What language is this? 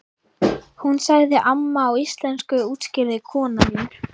Icelandic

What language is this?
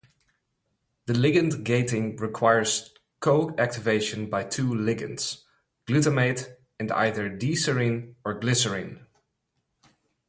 English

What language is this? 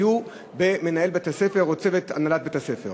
Hebrew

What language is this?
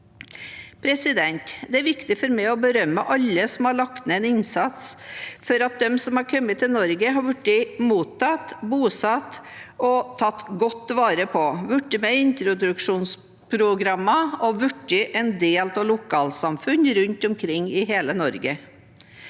Norwegian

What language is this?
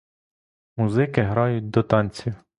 Ukrainian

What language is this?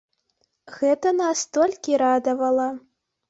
Belarusian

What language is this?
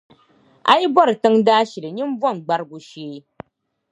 Dagbani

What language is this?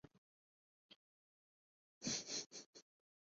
Urdu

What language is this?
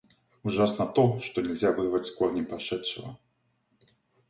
Russian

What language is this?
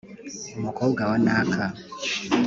Kinyarwanda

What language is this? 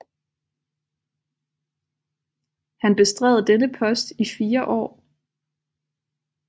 Danish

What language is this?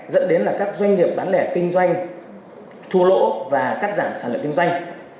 Vietnamese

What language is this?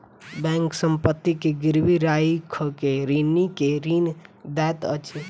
Maithili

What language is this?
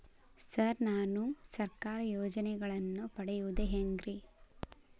Kannada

